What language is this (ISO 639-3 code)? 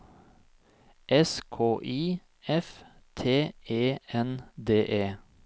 nor